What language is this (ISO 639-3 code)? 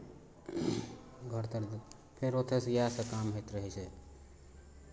mai